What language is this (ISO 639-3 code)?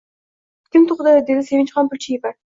uzb